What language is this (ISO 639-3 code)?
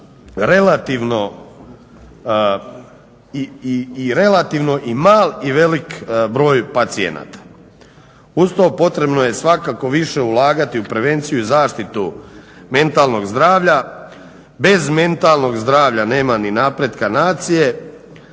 hrv